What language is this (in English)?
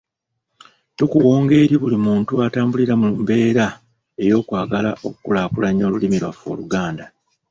Ganda